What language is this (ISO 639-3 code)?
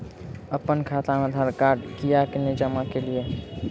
mai